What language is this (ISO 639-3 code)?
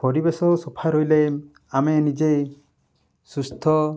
ori